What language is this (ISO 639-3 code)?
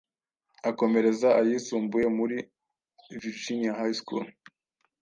kin